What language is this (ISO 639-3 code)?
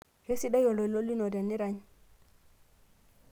mas